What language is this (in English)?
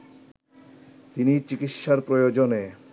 Bangla